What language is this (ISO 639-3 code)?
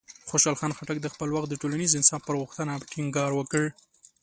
pus